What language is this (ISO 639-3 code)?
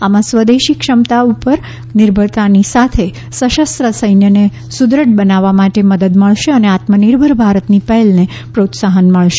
guj